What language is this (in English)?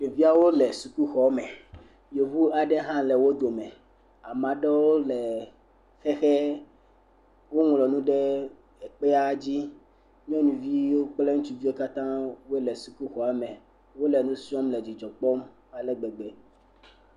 Ewe